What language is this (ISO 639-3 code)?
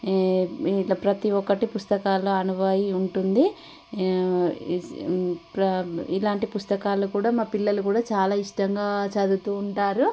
tel